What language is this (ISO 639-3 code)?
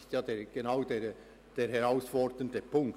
gsw